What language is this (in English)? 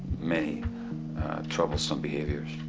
English